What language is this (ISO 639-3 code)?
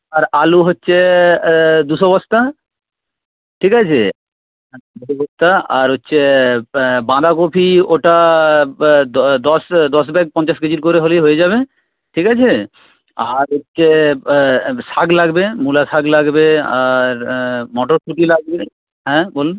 ben